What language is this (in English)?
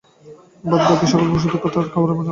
Bangla